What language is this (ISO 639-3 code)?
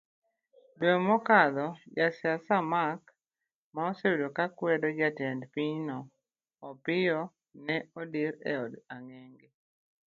luo